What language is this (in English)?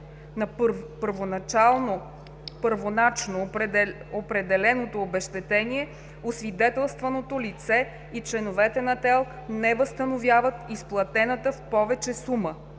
Bulgarian